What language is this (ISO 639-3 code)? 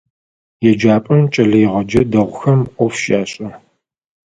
ady